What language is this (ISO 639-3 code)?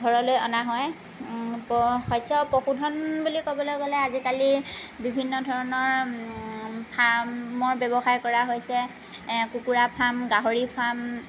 asm